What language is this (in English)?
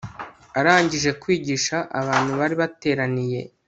Kinyarwanda